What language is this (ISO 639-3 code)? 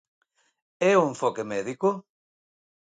glg